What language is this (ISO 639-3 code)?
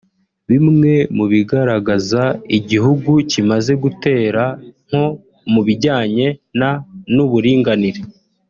kin